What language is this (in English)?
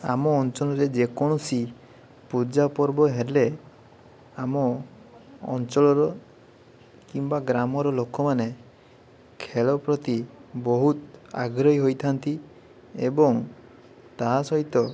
Odia